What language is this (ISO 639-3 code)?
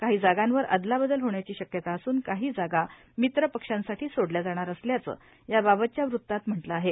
mar